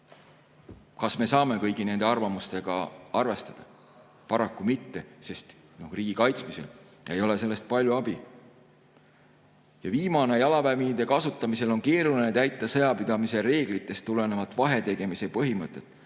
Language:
Estonian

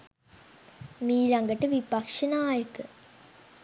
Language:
Sinhala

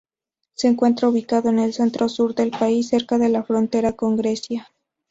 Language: Spanish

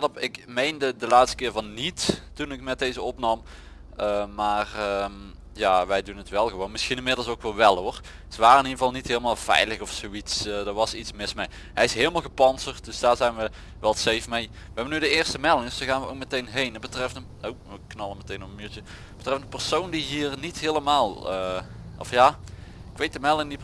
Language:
Dutch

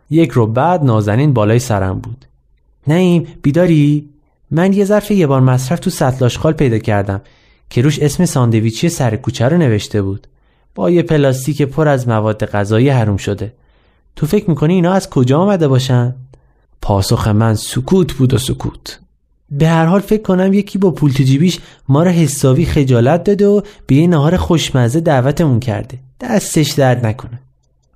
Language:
Persian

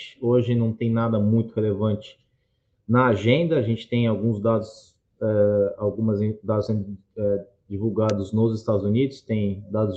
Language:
Portuguese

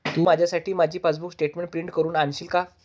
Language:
Marathi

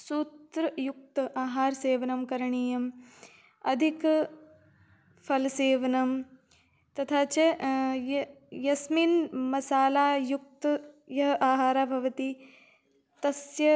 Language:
Sanskrit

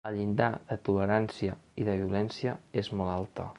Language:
Catalan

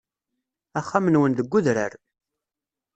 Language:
Kabyle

